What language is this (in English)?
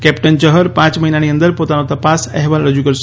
Gujarati